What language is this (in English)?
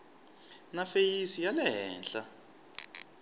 Tsonga